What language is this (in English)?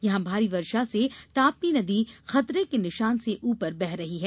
Hindi